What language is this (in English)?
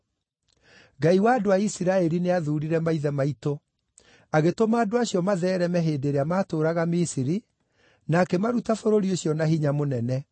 Kikuyu